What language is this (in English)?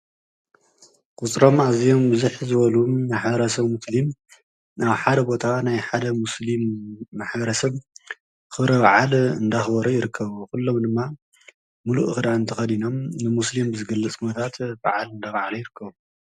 Tigrinya